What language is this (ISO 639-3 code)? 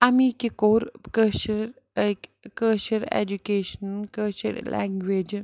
kas